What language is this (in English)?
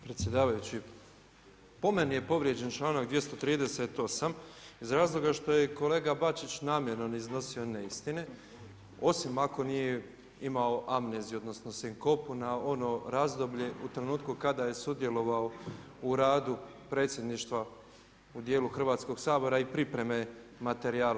Croatian